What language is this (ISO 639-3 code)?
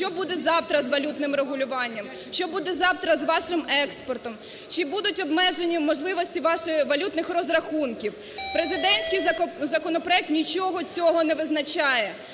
ukr